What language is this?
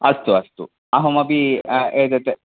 Sanskrit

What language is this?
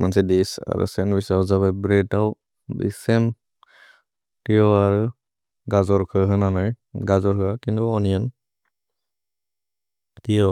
Bodo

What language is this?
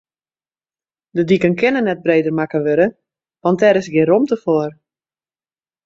Western Frisian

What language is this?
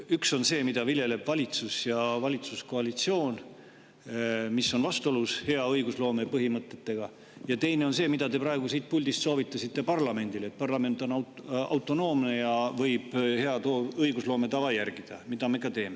Estonian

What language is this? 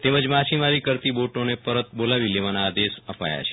Gujarati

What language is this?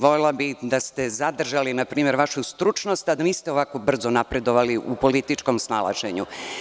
Serbian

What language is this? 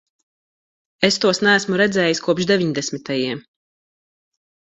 Latvian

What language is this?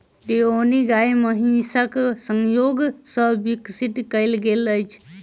Maithili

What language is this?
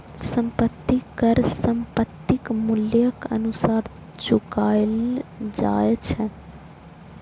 Maithili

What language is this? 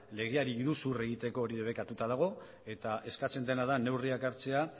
Basque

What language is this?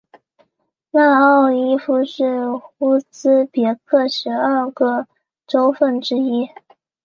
Chinese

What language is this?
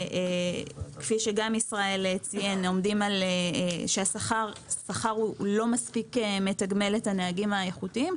Hebrew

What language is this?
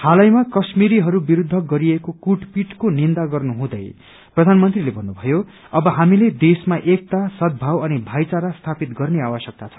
Nepali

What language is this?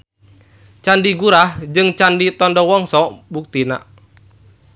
Sundanese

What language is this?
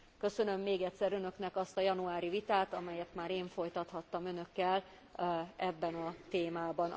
Hungarian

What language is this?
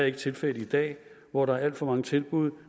Danish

